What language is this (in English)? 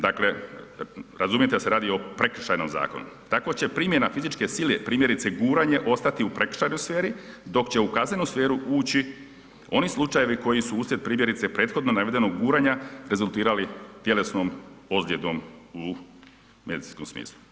Croatian